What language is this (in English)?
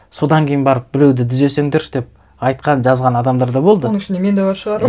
Kazakh